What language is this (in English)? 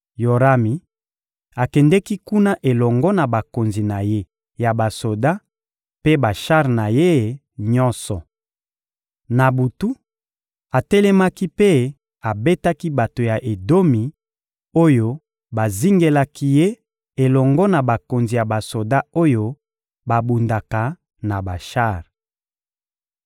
Lingala